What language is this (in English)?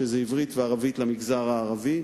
Hebrew